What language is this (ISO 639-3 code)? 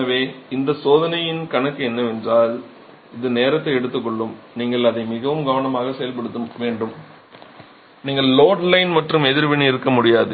tam